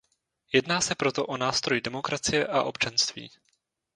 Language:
Czech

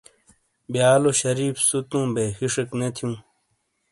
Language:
Shina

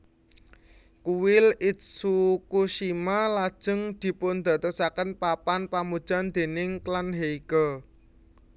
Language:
Javanese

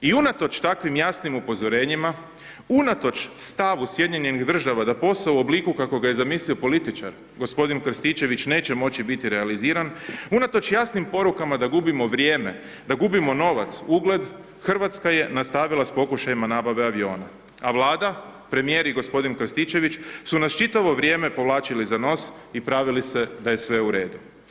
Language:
Croatian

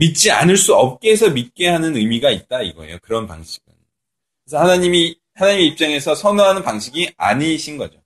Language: Korean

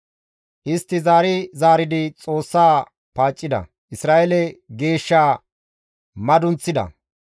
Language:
Gamo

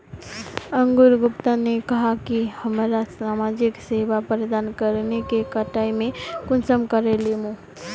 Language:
Magahi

